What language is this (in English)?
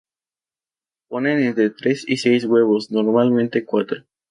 Spanish